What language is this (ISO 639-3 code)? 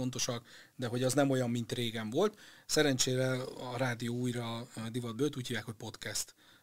hun